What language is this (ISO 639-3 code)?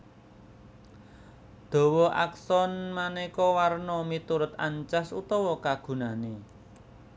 jav